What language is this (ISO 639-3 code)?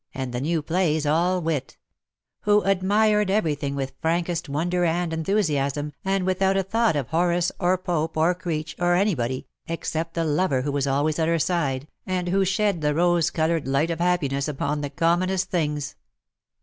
eng